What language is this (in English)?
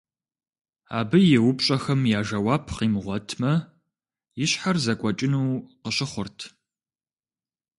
Kabardian